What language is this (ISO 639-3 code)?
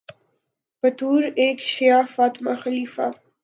urd